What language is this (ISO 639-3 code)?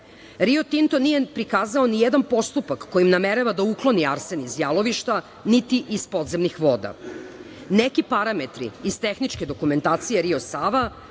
srp